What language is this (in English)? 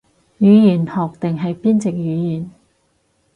Cantonese